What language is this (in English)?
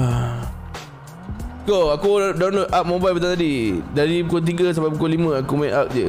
Malay